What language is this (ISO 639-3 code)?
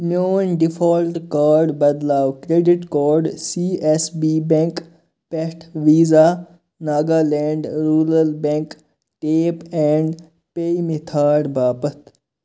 kas